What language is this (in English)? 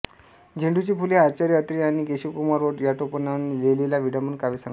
Marathi